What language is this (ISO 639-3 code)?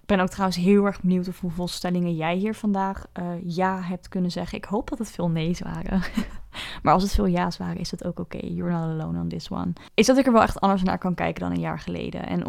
nld